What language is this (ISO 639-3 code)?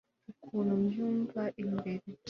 kin